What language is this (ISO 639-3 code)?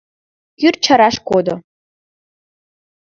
chm